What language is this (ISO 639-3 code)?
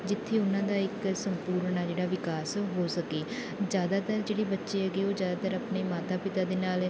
pan